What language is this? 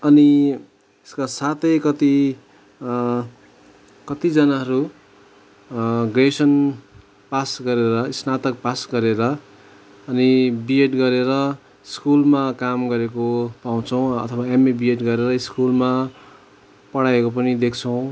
Nepali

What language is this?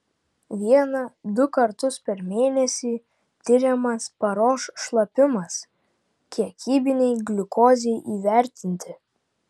Lithuanian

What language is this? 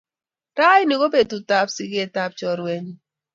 Kalenjin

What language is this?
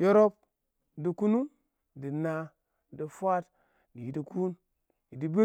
Awak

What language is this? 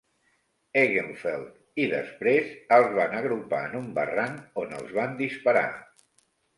Catalan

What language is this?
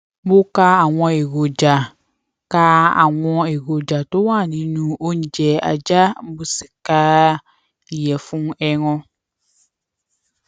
Yoruba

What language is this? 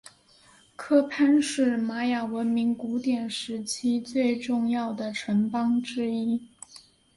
Chinese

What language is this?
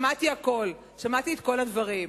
Hebrew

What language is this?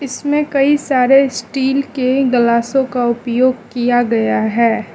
Hindi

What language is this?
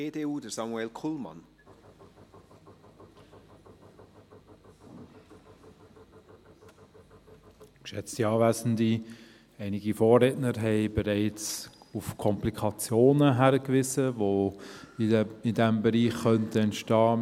Swiss German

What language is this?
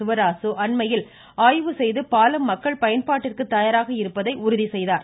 Tamil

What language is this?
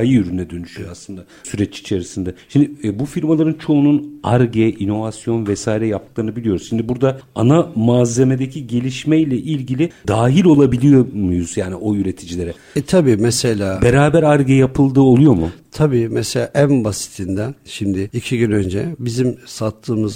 Turkish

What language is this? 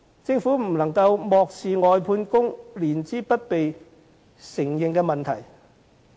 Cantonese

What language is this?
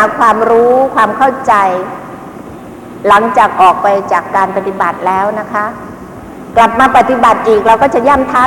Thai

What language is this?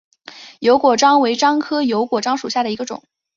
Chinese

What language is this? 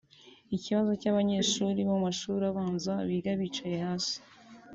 Kinyarwanda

